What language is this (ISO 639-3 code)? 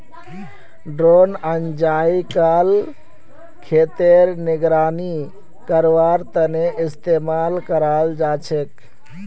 mag